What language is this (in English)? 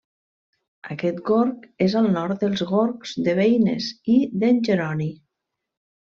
Catalan